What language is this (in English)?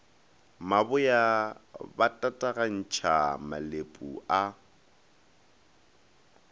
Northern Sotho